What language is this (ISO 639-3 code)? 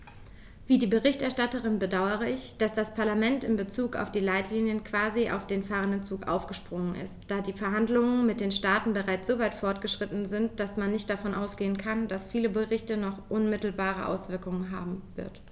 deu